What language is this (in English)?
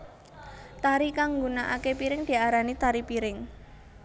Javanese